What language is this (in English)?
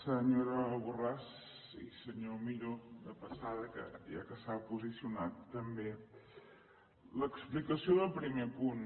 Catalan